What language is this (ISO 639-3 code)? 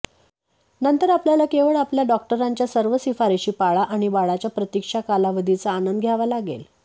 mar